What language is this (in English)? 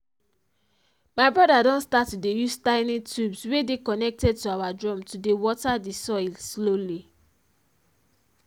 Nigerian Pidgin